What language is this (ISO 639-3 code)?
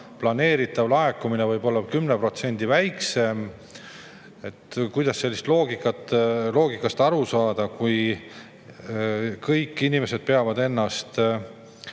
est